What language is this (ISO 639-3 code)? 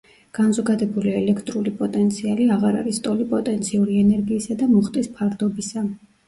kat